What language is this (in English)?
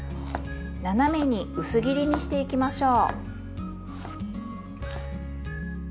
Japanese